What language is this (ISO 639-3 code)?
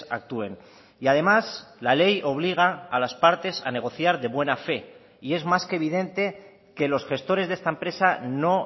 spa